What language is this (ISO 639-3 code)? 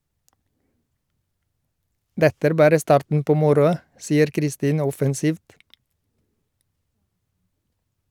nor